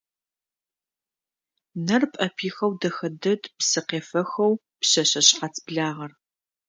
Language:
Adyghe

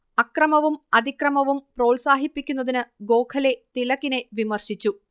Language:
Malayalam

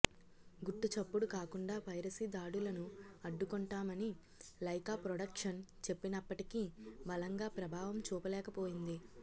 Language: Telugu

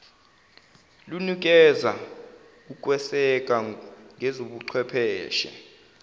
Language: Zulu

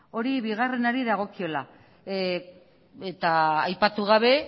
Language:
Basque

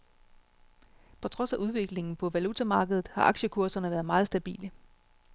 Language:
Danish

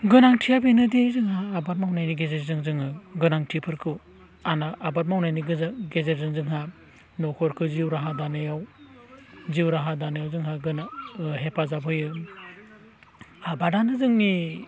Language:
Bodo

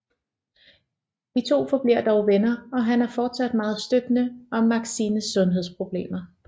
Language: Danish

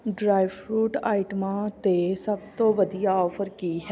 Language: Punjabi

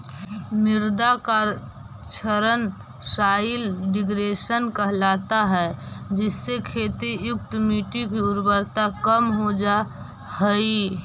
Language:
Magahi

